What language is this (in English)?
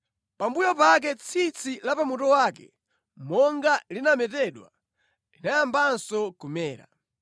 Nyanja